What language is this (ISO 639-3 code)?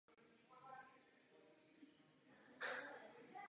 ces